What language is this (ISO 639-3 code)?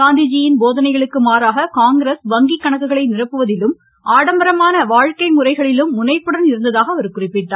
tam